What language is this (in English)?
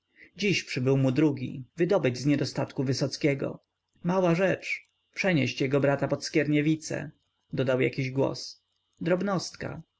Polish